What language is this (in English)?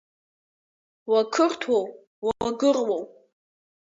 Abkhazian